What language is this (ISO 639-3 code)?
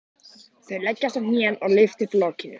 isl